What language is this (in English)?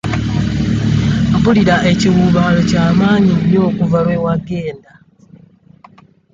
Ganda